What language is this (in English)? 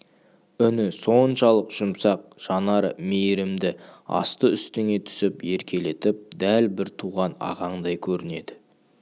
Kazakh